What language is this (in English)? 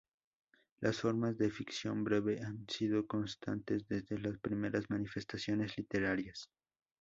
Spanish